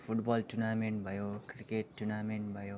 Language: Nepali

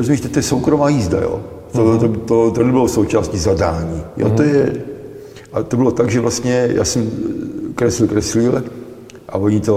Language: Czech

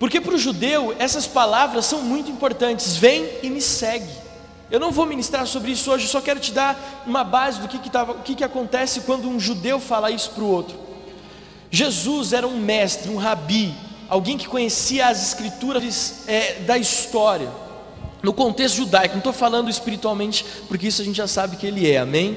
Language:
Portuguese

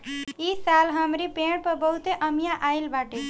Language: Bhojpuri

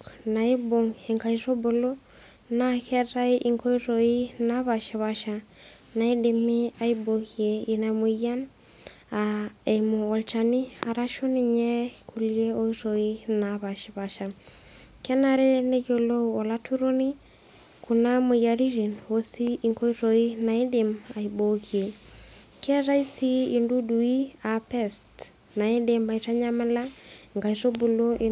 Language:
Masai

